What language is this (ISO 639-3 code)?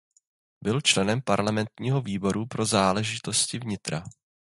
ces